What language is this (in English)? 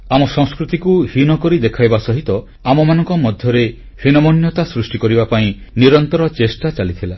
Odia